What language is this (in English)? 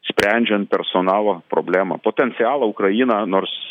Lithuanian